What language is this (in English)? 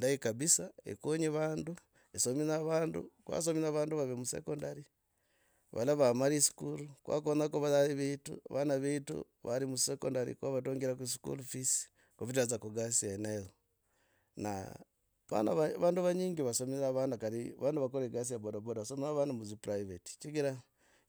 Logooli